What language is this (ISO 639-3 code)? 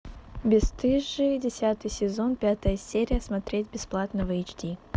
rus